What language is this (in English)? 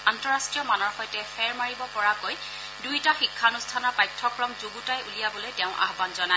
Assamese